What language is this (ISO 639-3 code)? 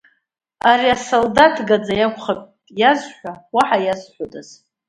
abk